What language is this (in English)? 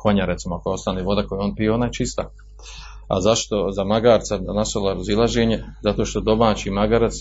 Croatian